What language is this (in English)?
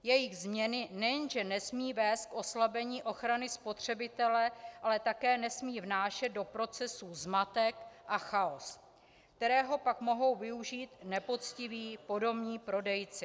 Czech